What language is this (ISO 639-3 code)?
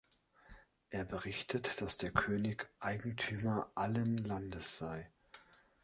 deu